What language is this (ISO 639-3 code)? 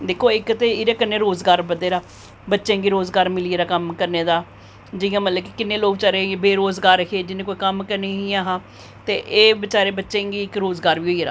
doi